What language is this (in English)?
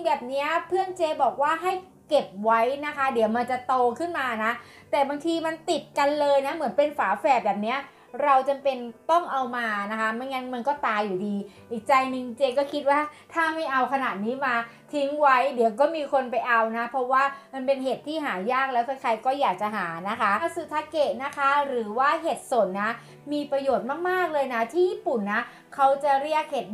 Thai